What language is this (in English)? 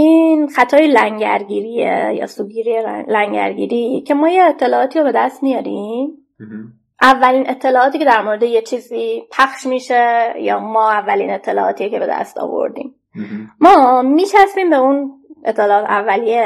Persian